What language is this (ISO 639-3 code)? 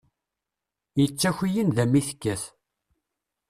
kab